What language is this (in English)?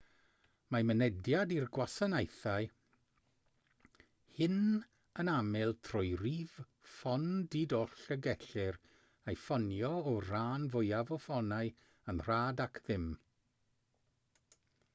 Welsh